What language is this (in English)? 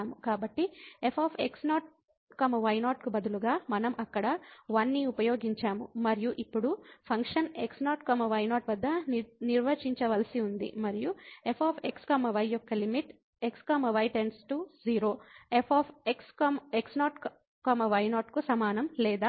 Telugu